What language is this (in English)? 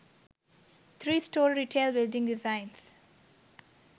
Sinhala